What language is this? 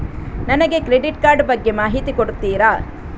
Kannada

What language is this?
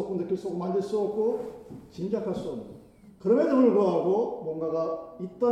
Korean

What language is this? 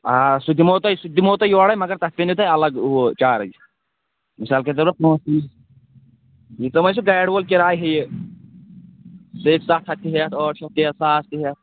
Kashmiri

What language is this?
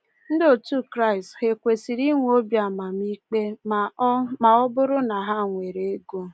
Igbo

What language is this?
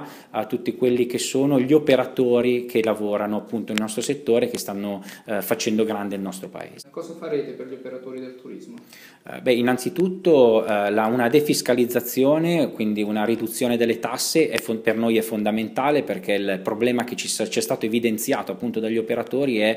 Italian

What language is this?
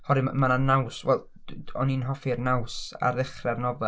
Welsh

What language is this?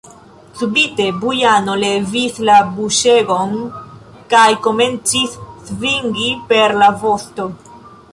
Esperanto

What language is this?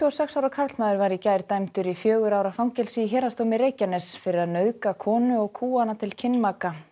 Icelandic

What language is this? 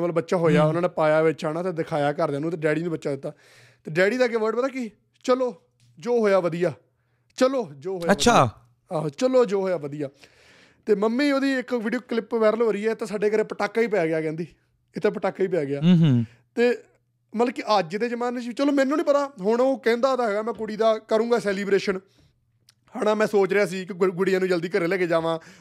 Punjabi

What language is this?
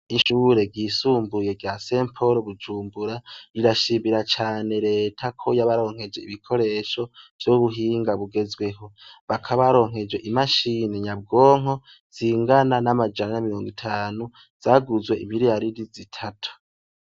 Rundi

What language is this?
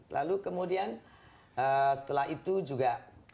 Indonesian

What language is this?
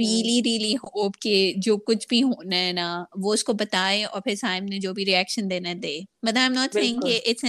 Urdu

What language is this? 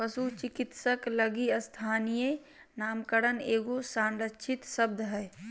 Magahi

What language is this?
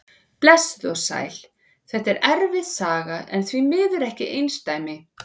Icelandic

